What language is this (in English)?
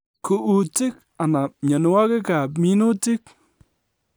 Kalenjin